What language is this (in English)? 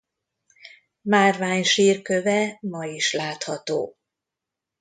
Hungarian